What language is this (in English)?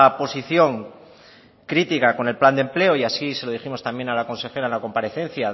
Spanish